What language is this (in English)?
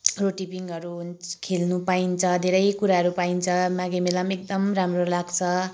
Nepali